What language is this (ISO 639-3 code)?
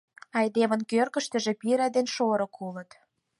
chm